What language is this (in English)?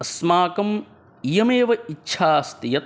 Sanskrit